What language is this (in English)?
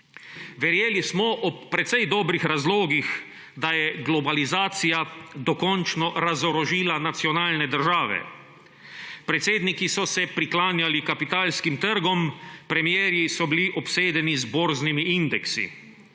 Slovenian